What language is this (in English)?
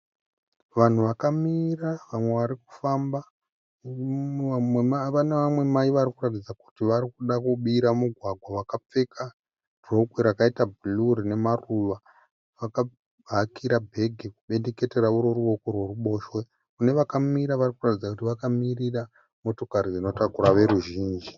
Shona